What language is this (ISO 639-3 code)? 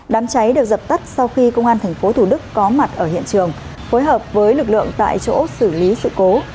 vie